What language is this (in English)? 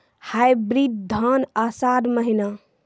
Maithili